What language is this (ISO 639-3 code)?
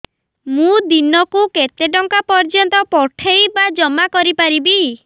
ori